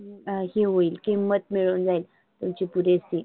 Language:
Marathi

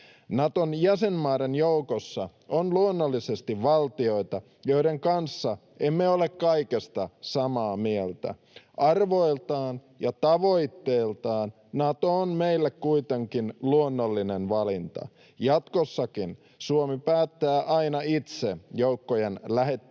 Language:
Finnish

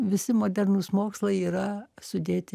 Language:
Lithuanian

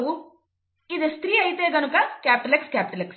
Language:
Telugu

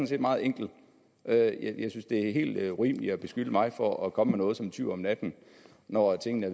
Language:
Danish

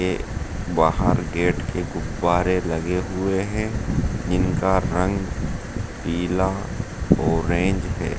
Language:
Hindi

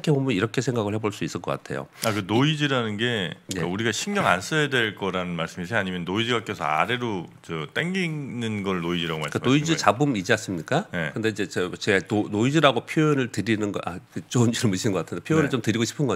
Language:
Korean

